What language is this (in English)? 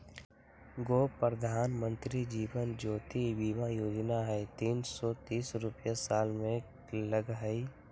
Magahi